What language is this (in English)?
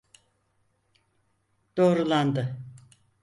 Turkish